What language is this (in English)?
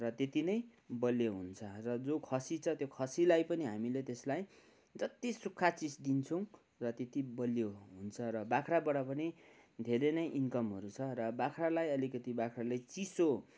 Nepali